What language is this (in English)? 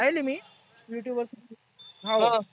Marathi